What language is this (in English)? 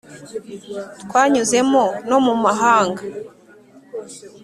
Kinyarwanda